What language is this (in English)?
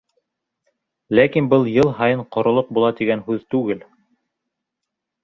Bashkir